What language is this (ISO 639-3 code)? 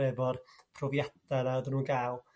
cym